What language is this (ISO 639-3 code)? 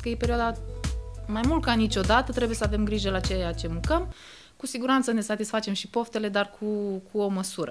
ron